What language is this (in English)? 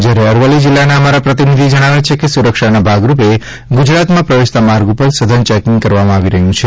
Gujarati